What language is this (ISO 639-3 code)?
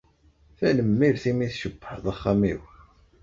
kab